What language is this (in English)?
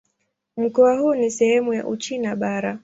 Swahili